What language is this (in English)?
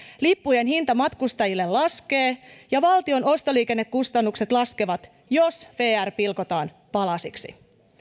Finnish